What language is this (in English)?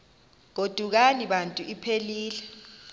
Xhosa